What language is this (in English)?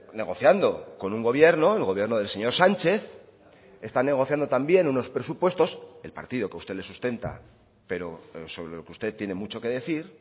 Spanish